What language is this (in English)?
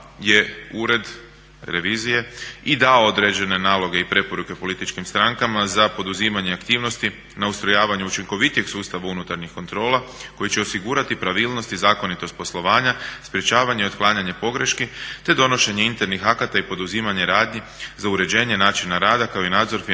Croatian